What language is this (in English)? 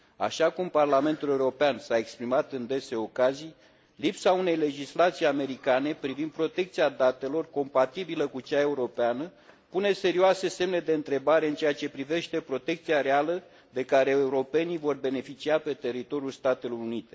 Romanian